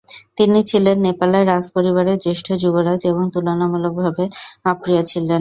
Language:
Bangla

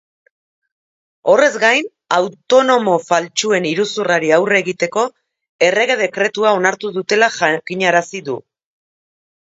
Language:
Basque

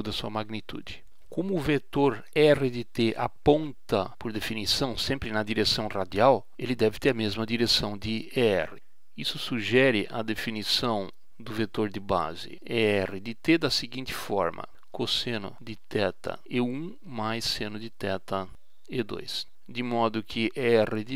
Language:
Portuguese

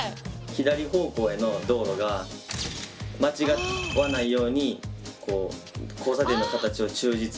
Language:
Japanese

